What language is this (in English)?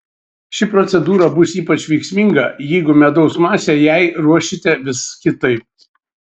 Lithuanian